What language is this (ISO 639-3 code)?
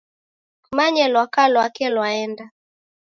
dav